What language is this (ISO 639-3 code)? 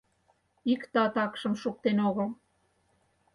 chm